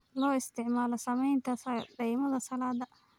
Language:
Somali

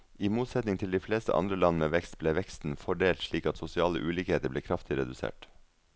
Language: Norwegian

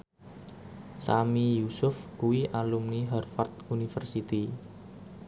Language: Javanese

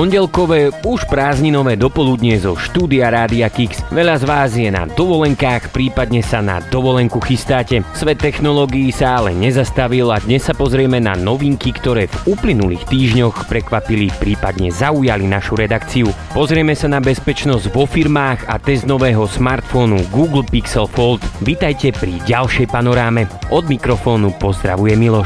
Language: Slovak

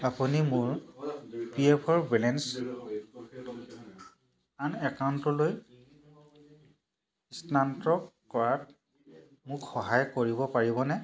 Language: Assamese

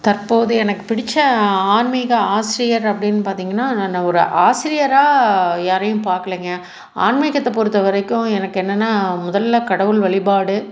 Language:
Tamil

